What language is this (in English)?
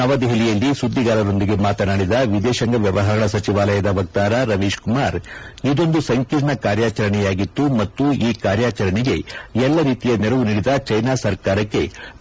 Kannada